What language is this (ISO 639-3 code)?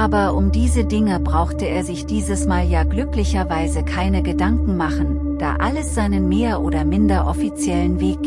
deu